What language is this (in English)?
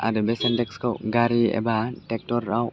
Bodo